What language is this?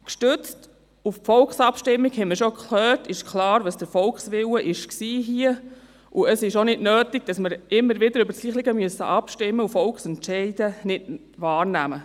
Swiss German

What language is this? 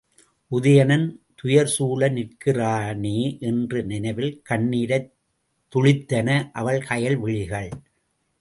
Tamil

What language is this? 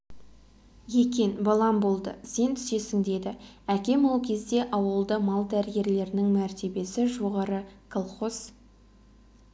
Kazakh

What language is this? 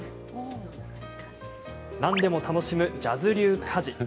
Japanese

